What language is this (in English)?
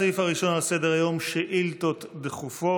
Hebrew